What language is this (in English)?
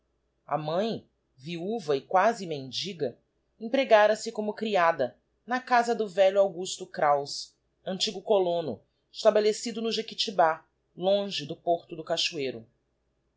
Portuguese